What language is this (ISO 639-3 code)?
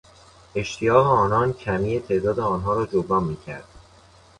fas